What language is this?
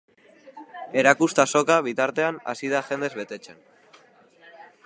Basque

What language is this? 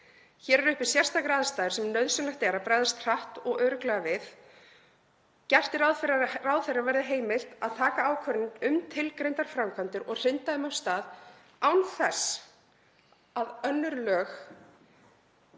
Icelandic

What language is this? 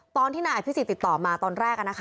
Thai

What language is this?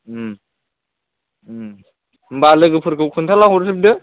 Bodo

